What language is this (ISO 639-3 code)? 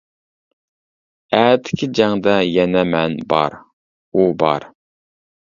uig